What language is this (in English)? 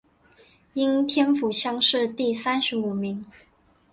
Chinese